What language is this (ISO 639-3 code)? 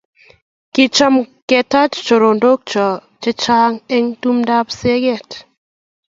kln